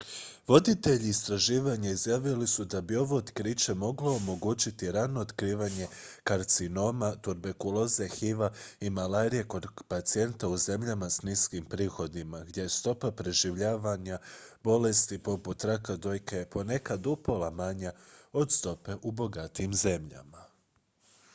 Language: Croatian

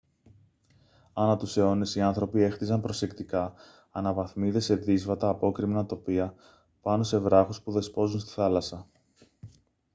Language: Greek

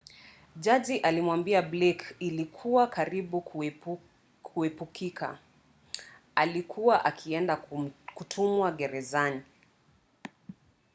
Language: Swahili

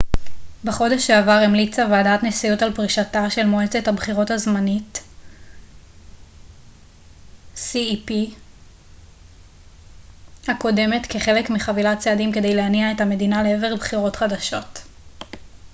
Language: Hebrew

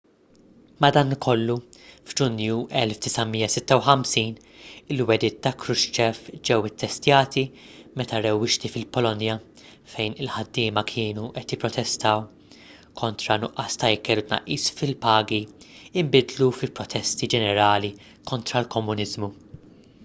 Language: Maltese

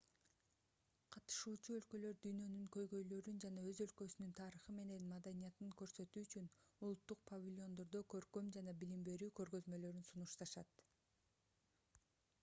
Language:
Kyrgyz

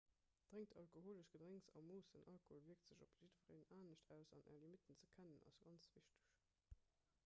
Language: Luxembourgish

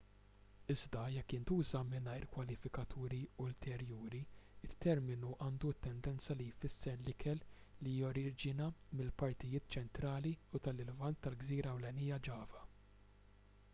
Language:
Maltese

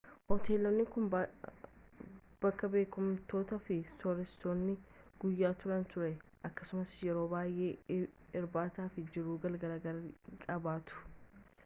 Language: Oromo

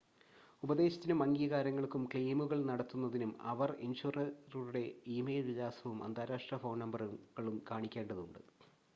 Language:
Malayalam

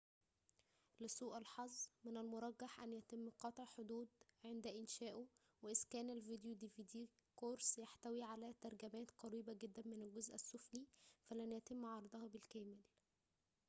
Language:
Arabic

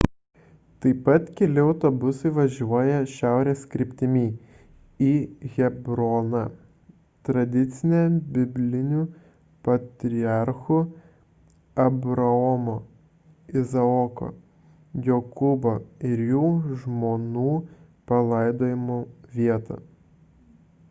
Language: Lithuanian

